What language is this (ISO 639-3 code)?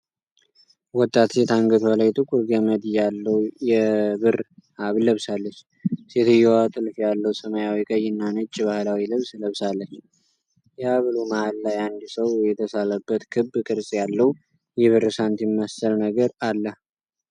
amh